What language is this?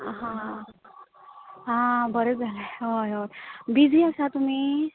Konkani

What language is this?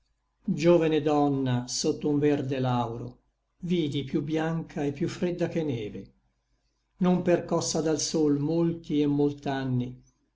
Italian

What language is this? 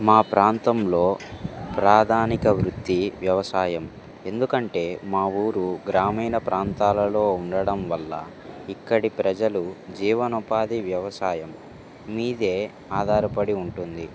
Telugu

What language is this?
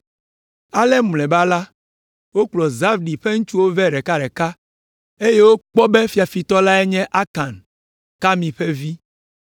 Ewe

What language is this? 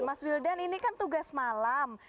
Indonesian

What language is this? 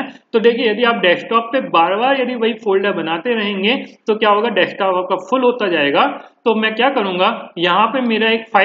Hindi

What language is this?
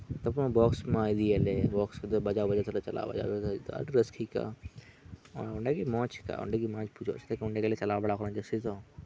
Santali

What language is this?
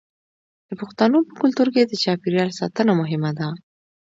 Pashto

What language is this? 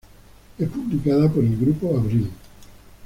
Spanish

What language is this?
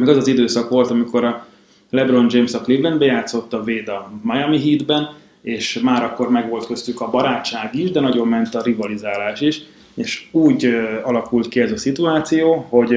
Hungarian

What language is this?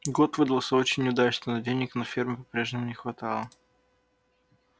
Russian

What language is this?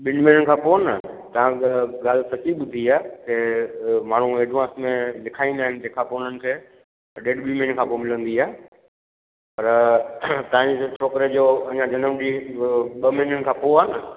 Sindhi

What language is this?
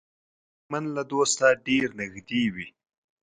Pashto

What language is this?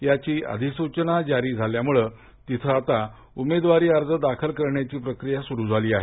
Marathi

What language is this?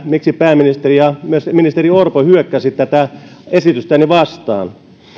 Finnish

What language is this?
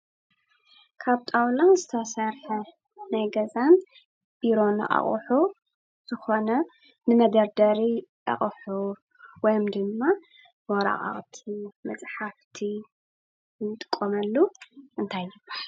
Tigrinya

